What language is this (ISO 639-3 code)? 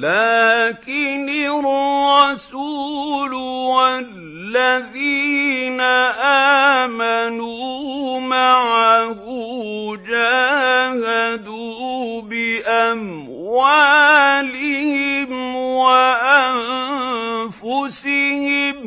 ara